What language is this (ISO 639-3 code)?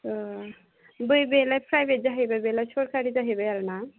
brx